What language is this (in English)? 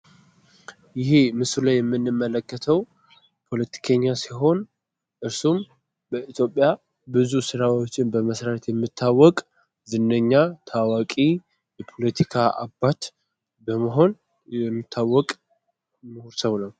Amharic